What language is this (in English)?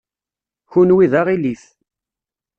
Kabyle